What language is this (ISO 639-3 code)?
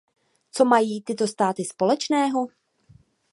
ces